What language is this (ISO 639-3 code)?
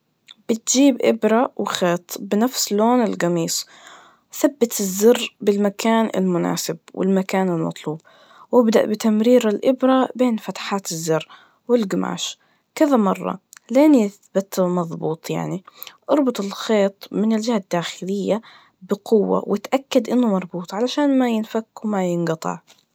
ars